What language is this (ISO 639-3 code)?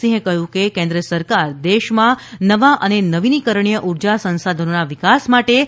guj